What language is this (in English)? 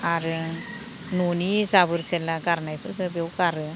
Bodo